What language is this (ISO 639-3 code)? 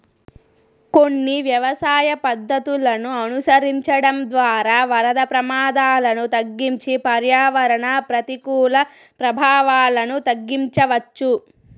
tel